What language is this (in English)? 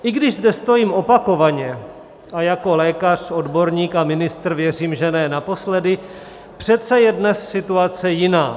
Czech